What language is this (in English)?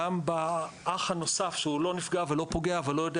Hebrew